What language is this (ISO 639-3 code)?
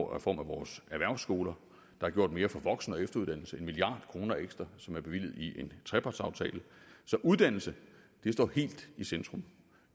dan